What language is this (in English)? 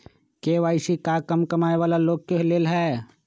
Magahi